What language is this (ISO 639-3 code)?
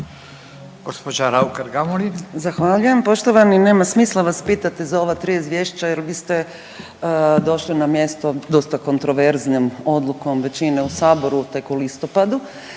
hrv